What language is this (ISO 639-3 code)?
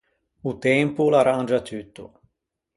lij